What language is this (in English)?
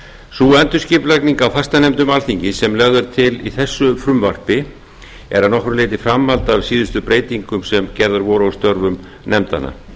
Icelandic